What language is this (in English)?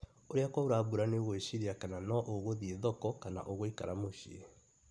Kikuyu